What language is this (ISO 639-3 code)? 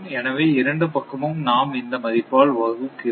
tam